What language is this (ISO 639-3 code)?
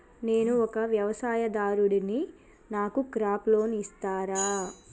tel